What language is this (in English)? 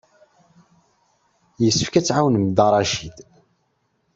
Kabyle